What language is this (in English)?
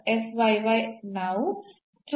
Kannada